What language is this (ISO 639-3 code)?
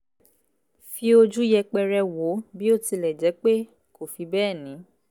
yor